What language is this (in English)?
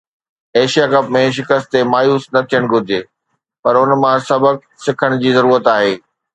Sindhi